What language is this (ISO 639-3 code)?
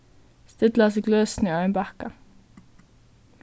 fao